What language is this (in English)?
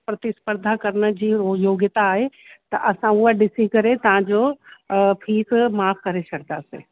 Sindhi